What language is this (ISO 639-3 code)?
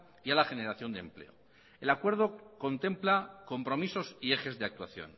spa